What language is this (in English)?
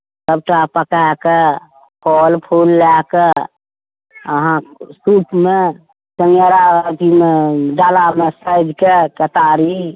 Maithili